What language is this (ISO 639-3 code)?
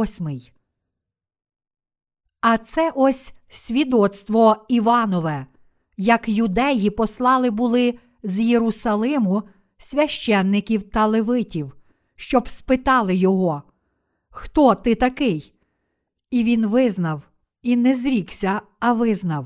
ukr